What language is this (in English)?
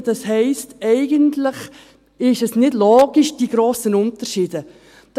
Swiss German